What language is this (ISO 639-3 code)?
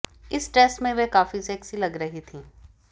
hin